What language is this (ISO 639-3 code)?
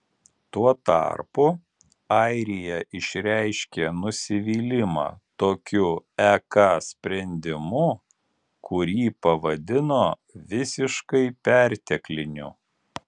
lit